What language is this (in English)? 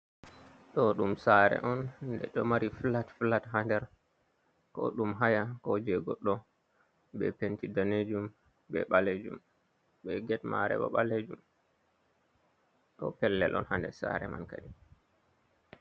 Fula